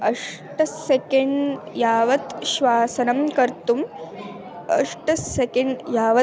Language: Sanskrit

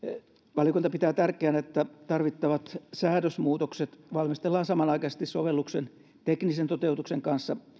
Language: Finnish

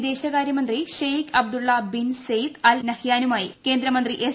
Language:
Malayalam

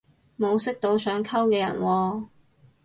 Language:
Cantonese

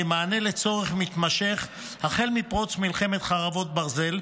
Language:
Hebrew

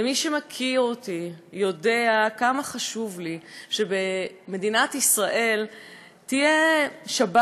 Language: Hebrew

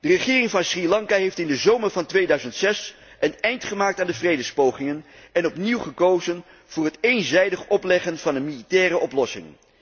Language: Dutch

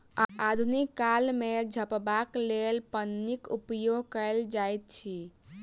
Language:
Maithili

